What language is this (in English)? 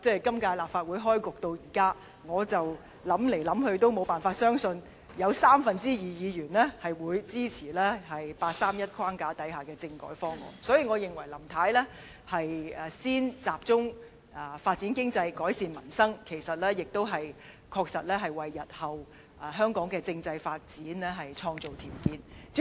Cantonese